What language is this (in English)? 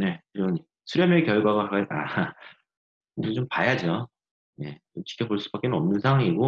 Korean